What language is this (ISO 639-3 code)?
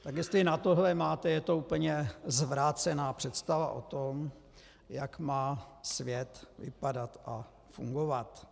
ces